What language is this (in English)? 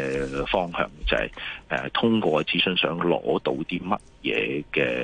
Chinese